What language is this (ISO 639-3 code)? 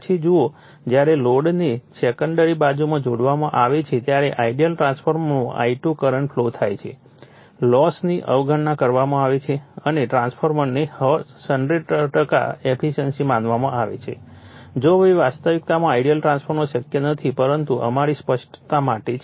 guj